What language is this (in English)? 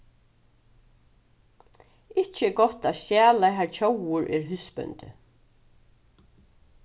Faroese